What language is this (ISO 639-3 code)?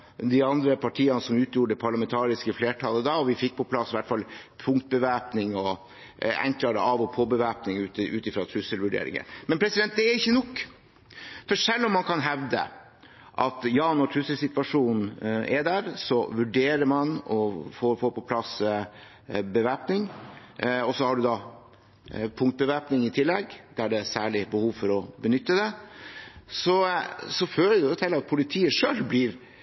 nob